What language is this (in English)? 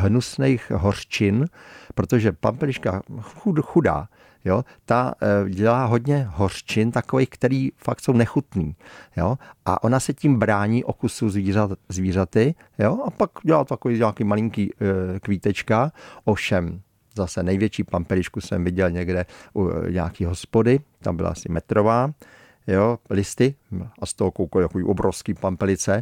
Czech